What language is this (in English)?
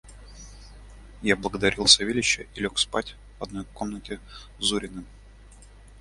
Russian